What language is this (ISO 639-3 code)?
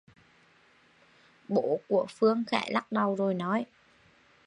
vie